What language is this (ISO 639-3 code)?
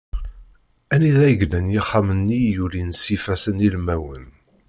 kab